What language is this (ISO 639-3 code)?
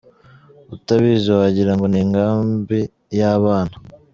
kin